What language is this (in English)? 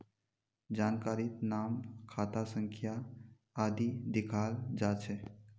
Magahi